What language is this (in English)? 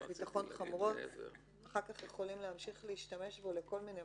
Hebrew